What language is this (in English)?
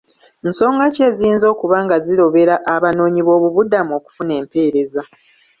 Ganda